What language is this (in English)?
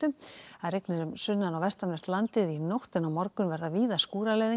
Icelandic